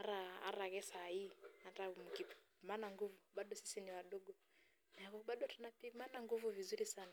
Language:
Masai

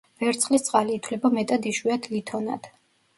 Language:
Georgian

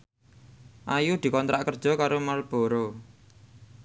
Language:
Javanese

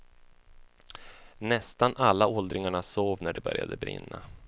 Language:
Swedish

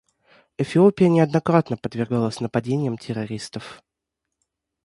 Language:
Russian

